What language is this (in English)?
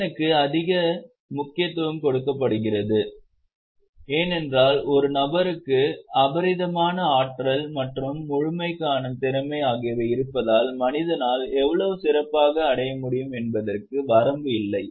Tamil